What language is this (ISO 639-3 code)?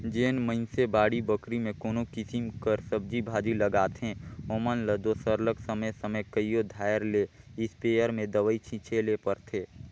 hne